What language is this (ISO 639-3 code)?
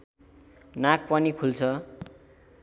nep